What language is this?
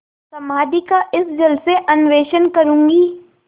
Hindi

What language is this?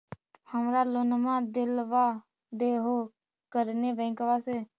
Magahi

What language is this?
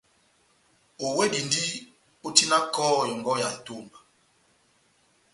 Batanga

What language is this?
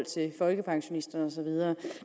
Danish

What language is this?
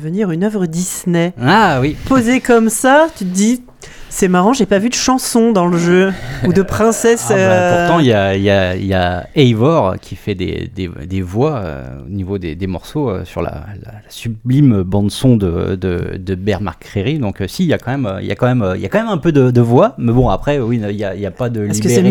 French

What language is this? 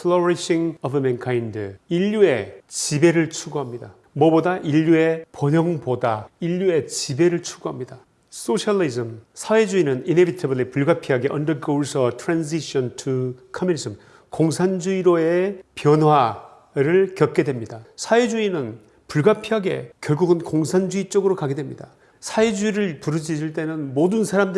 Korean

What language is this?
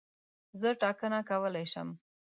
Pashto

